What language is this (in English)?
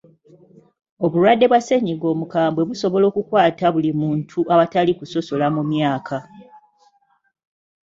Ganda